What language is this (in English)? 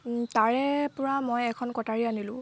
Assamese